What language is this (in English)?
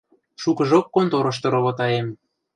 Western Mari